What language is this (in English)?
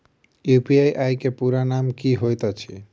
Maithili